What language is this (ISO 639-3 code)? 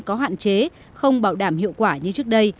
vie